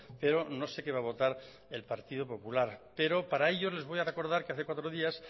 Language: Spanish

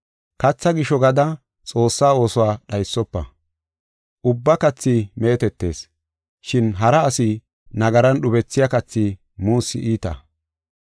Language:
Gofa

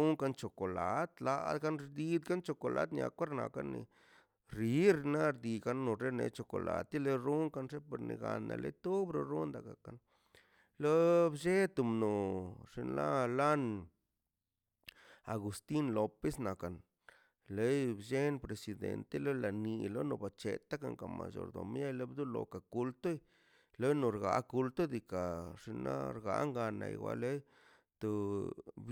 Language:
Mazaltepec Zapotec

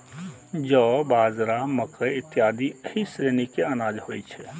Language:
Maithili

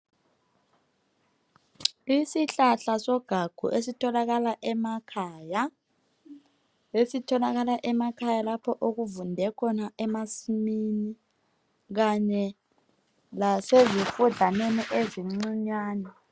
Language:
North Ndebele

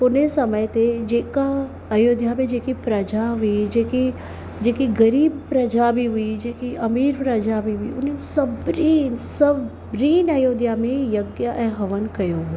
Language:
Sindhi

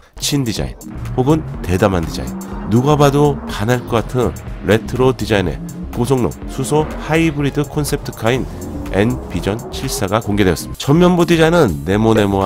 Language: Korean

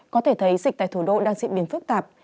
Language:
Vietnamese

